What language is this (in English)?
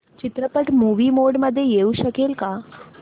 Marathi